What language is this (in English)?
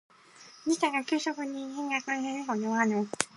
Japanese